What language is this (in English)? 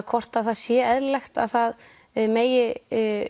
Icelandic